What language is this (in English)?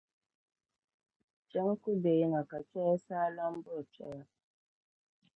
Dagbani